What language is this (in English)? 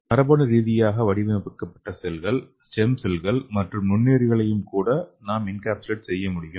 Tamil